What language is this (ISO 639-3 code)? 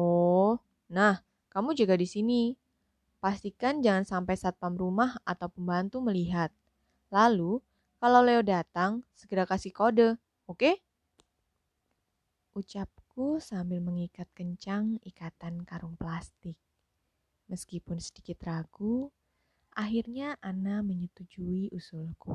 ind